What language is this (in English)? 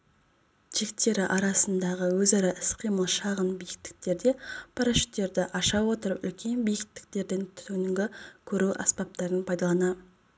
Kazakh